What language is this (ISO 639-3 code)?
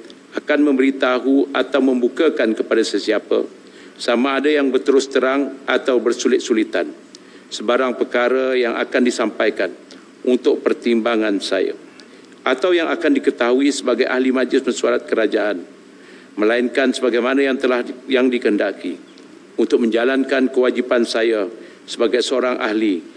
msa